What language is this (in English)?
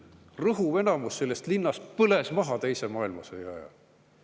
Estonian